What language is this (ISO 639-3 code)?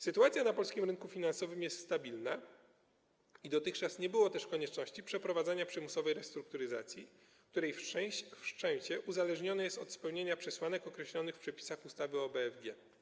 pol